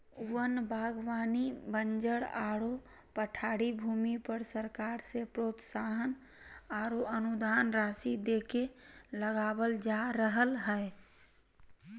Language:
Magahi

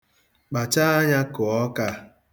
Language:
Igbo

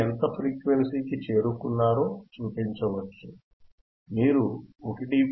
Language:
Telugu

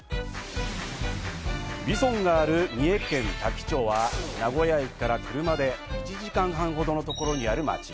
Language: Japanese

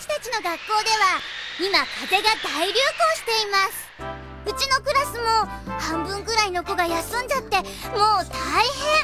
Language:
Japanese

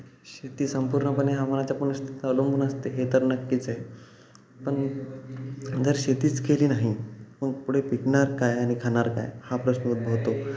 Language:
Marathi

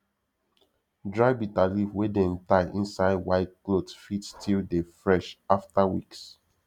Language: Nigerian Pidgin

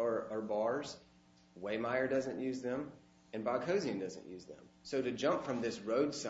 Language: English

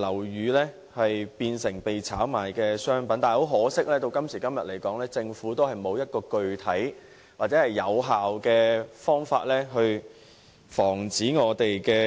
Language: Cantonese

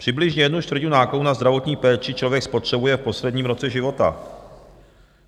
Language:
Czech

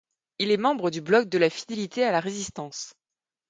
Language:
French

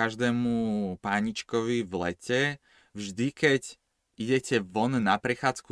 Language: Slovak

